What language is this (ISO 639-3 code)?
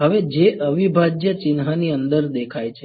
guj